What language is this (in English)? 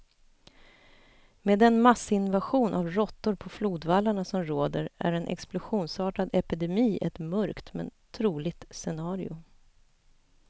Swedish